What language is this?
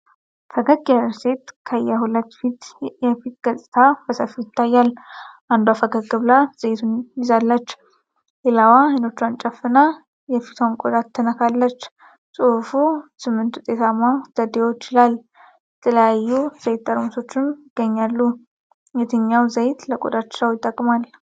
Amharic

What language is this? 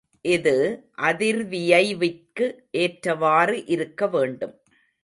Tamil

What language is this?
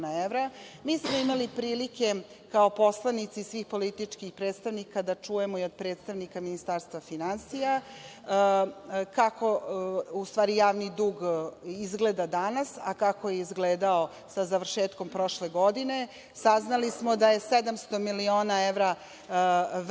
Serbian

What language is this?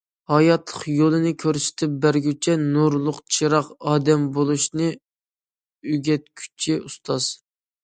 Uyghur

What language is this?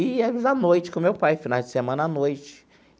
Portuguese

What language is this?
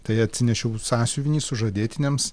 Lithuanian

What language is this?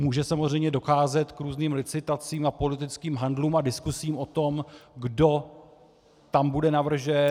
Czech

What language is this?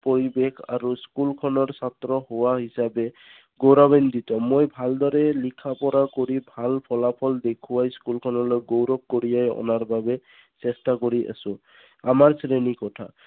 Assamese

